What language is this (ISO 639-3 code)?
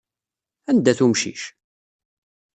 kab